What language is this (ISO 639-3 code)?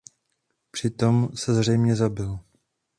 ces